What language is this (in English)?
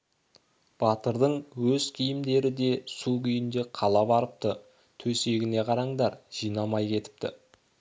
Kazakh